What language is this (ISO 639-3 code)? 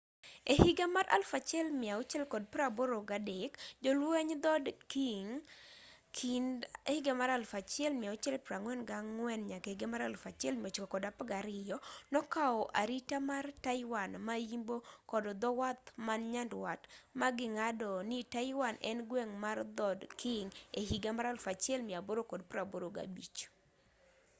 luo